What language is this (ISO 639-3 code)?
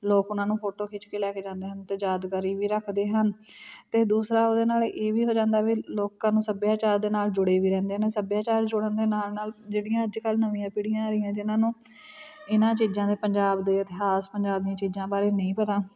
pan